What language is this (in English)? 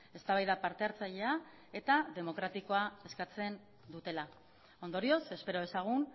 Basque